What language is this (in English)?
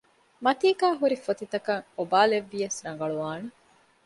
Divehi